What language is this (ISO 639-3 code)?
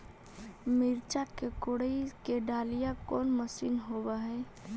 mag